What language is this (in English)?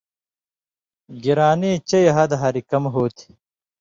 Indus Kohistani